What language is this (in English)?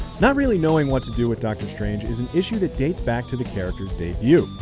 English